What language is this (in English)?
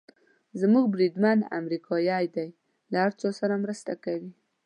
Pashto